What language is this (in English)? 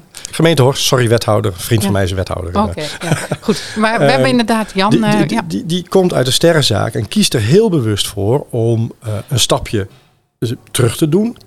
Dutch